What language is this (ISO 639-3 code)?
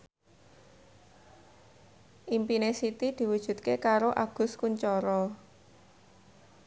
jav